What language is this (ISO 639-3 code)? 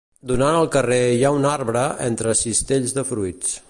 cat